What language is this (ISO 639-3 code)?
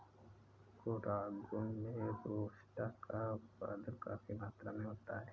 hin